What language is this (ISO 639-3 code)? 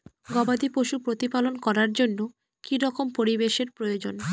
ben